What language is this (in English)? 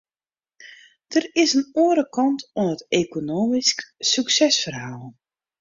Western Frisian